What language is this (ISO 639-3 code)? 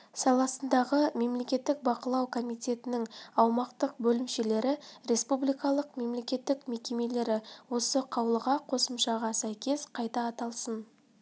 kaz